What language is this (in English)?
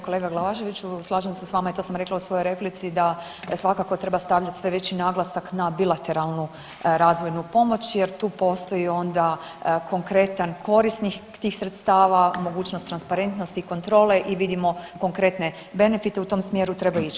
Croatian